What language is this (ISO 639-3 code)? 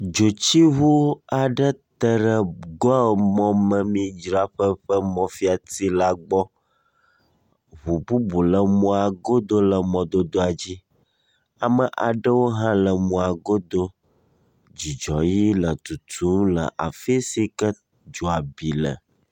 ewe